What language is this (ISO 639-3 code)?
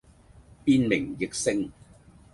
yue